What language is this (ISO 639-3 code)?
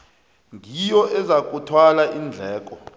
nbl